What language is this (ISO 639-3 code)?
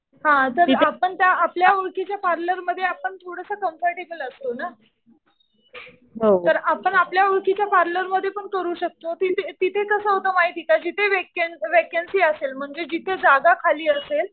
mar